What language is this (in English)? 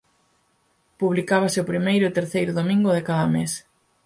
Galician